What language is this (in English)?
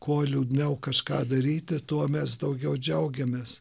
Lithuanian